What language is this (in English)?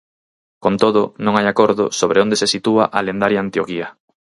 Galician